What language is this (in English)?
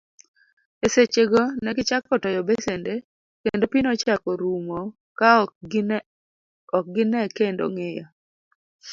Luo (Kenya and Tanzania)